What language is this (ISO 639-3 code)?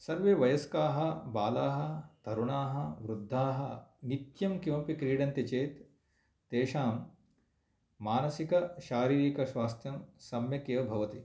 san